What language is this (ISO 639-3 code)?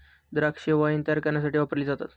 mar